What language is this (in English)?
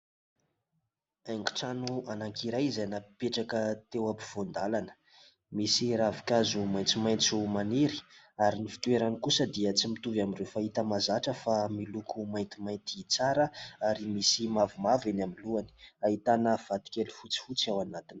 Malagasy